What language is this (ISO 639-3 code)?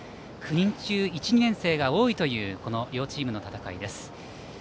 jpn